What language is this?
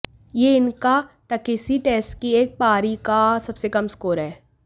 Hindi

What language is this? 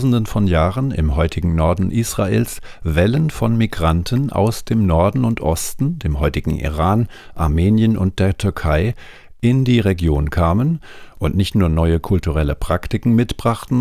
German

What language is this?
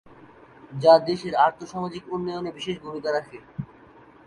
Bangla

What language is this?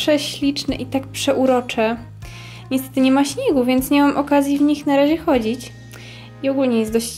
Polish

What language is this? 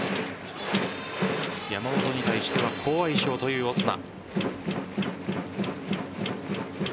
Japanese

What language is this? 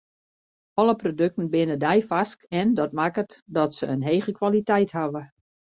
Western Frisian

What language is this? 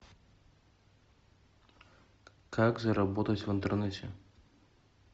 Russian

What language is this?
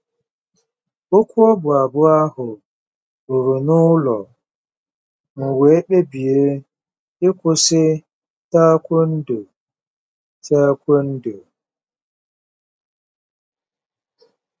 Igbo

